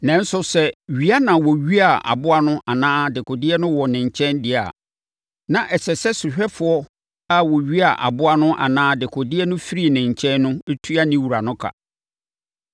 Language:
Akan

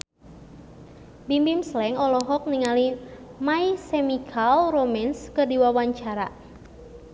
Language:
Sundanese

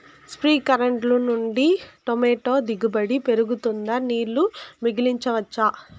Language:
Telugu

